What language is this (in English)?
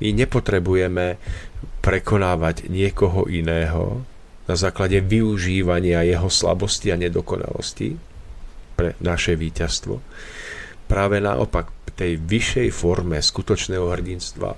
Slovak